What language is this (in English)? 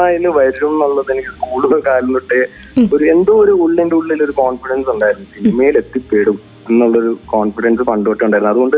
Malayalam